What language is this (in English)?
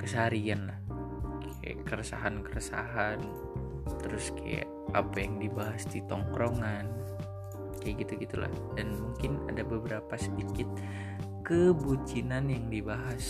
Indonesian